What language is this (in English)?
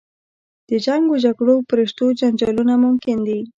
Pashto